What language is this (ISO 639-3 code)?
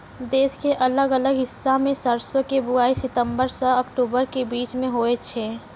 mai